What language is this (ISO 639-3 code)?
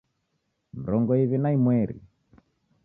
dav